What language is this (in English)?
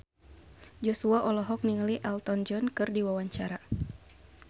Sundanese